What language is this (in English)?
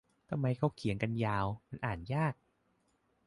Thai